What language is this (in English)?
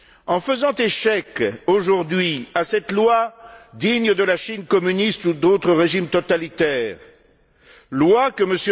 French